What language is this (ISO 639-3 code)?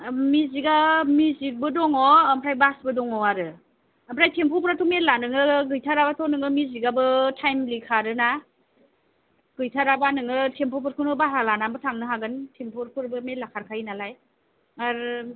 brx